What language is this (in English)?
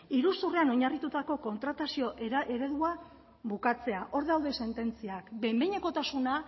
Basque